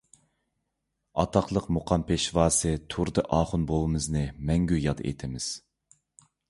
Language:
Uyghur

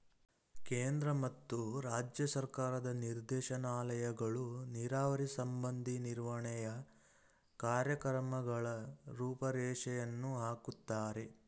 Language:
Kannada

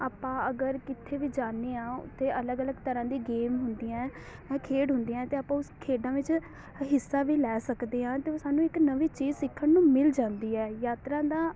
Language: Punjabi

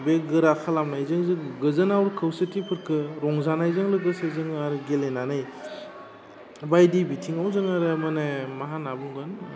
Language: Bodo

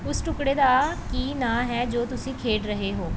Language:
Punjabi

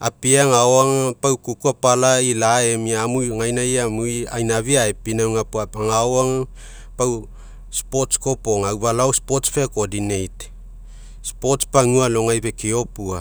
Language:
Mekeo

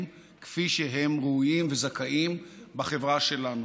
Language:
Hebrew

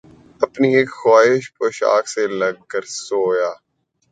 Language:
Urdu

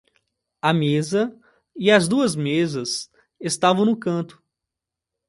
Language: Portuguese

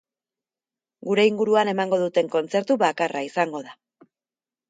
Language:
Basque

